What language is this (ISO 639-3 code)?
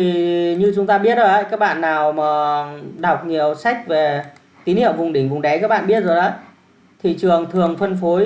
vie